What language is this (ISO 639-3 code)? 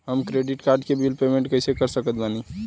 bho